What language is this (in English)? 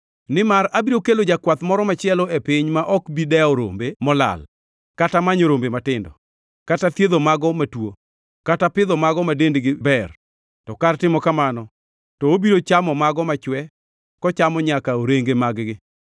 Luo (Kenya and Tanzania)